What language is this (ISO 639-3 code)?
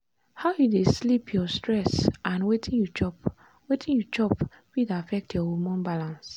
pcm